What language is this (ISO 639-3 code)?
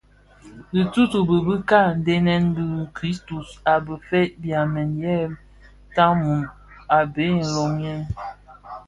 ksf